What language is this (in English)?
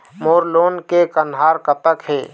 Chhattisgarhi